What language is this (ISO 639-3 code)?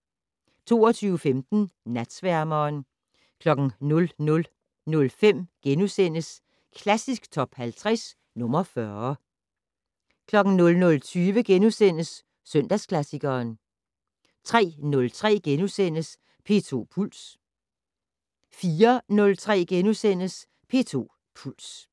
dan